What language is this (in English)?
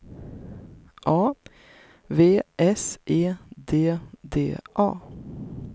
Swedish